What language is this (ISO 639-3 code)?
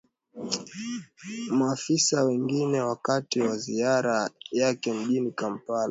swa